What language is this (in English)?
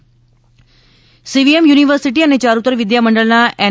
Gujarati